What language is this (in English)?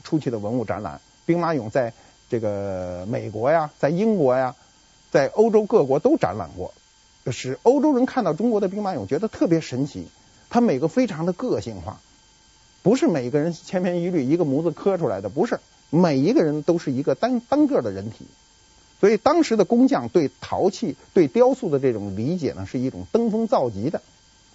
Chinese